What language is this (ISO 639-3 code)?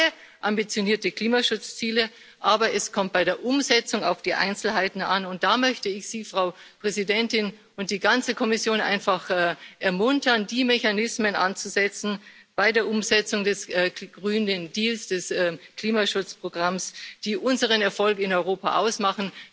deu